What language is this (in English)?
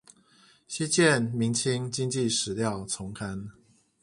Chinese